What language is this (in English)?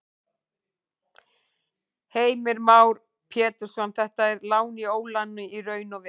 Icelandic